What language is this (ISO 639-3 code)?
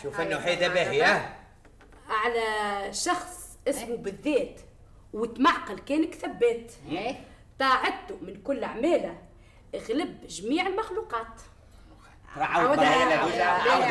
ara